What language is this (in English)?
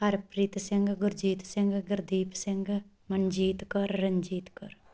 Punjabi